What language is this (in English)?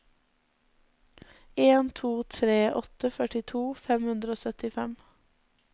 Norwegian